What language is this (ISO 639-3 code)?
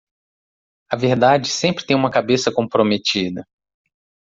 por